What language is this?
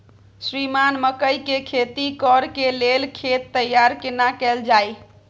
Maithili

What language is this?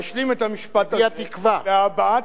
Hebrew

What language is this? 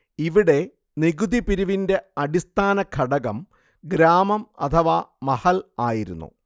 Malayalam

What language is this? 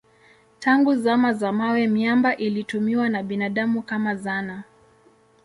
Swahili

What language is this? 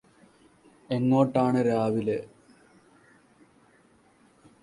Malayalam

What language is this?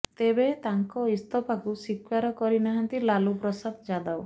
Odia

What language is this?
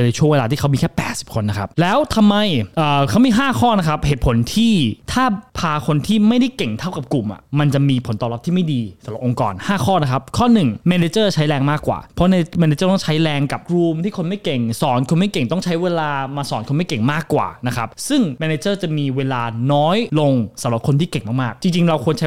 Thai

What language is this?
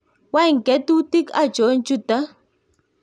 Kalenjin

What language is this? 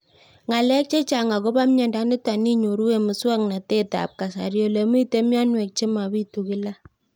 Kalenjin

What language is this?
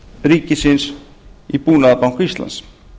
Icelandic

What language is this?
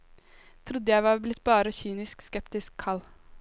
Norwegian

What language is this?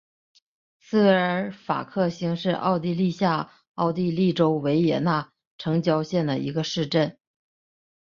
Chinese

